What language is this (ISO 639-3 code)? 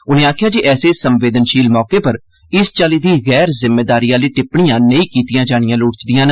doi